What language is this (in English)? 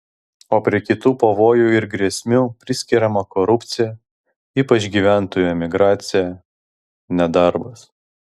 Lithuanian